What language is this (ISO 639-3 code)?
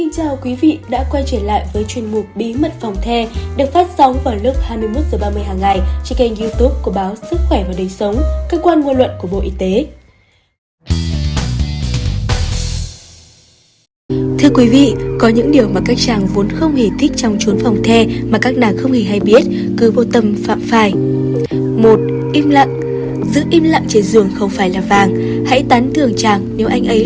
vie